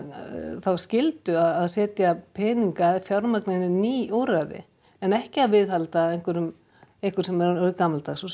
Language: Icelandic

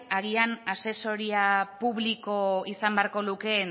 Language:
Basque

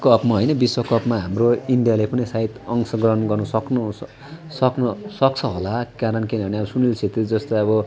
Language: Nepali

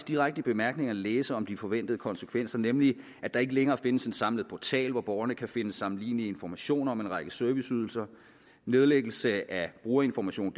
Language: Danish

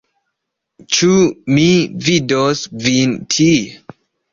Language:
Esperanto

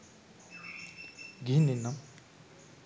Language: Sinhala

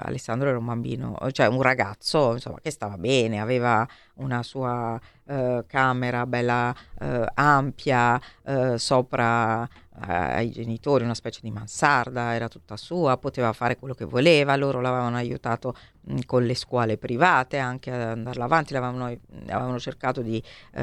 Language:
Italian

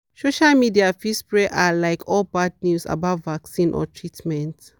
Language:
Nigerian Pidgin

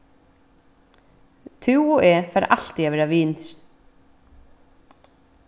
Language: Faroese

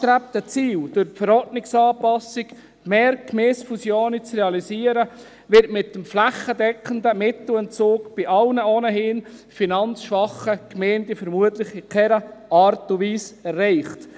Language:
Swiss German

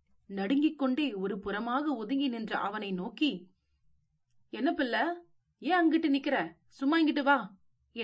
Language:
Tamil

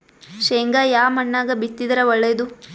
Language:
Kannada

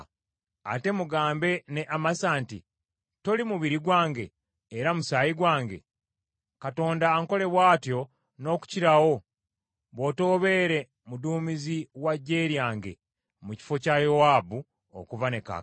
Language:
Ganda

